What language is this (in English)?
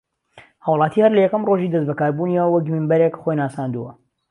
Central Kurdish